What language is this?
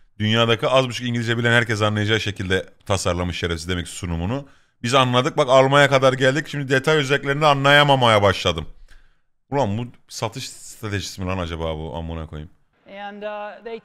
Turkish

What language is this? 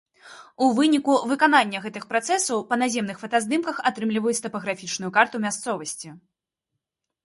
Belarusian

